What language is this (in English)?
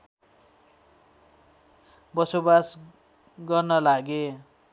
Nepali